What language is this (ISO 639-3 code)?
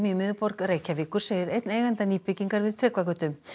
isl